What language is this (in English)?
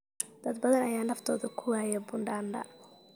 Somali